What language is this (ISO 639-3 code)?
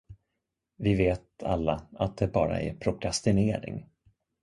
swe